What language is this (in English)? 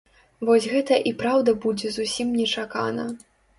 Belarusian